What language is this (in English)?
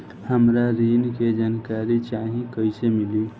Bhojpuri